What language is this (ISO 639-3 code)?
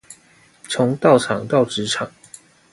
zho